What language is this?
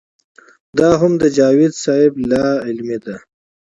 Pashto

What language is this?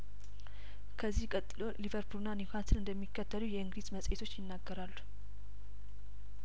Amharic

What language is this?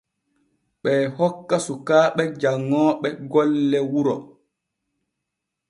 Borgu Fulfulde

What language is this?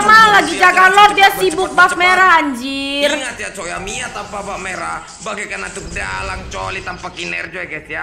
Indonesian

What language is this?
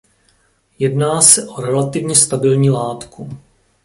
Czech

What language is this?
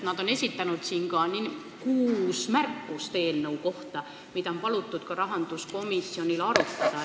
Estonian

